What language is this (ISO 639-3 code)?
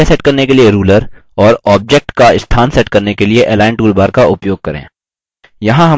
hin